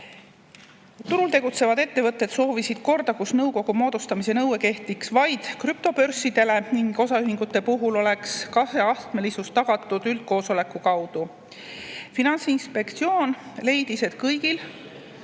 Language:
Estonian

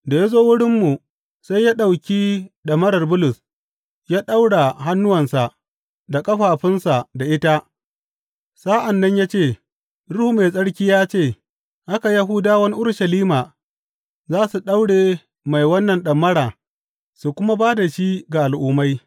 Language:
Hausa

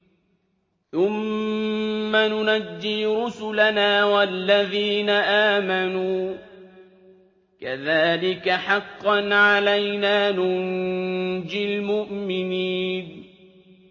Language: Arabic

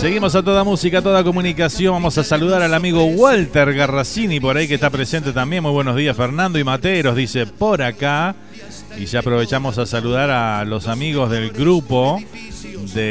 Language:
Spanish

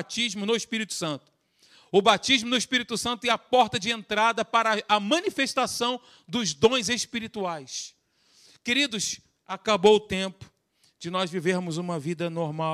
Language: Portuguese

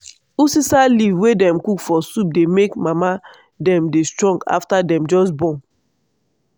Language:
Nigerian Pidgin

